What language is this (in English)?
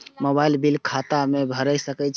Maithili